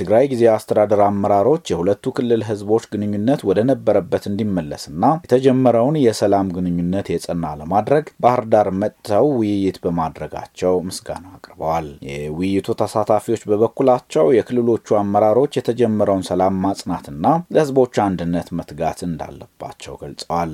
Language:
Amharic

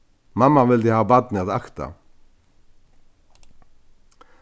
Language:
Faroese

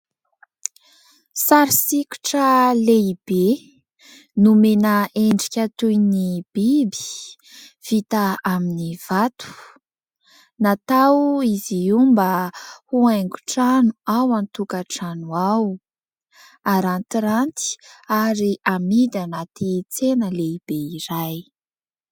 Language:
Malagasy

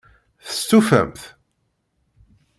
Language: Kabyle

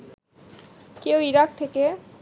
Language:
Bangla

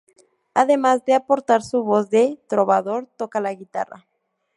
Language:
Spanish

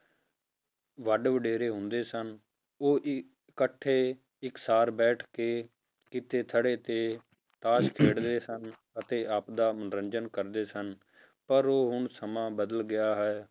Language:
Punjabi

